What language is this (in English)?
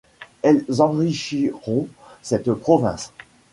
French